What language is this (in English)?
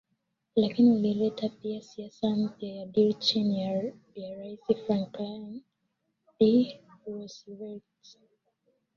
Swahili